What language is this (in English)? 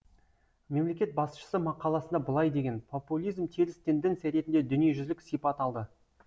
Kazakh